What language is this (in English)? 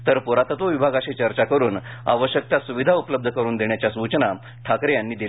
Marathi